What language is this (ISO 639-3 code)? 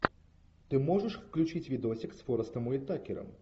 rus